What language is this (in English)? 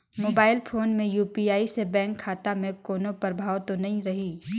Chhattisgarhi